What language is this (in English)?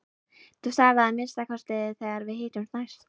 Icelandic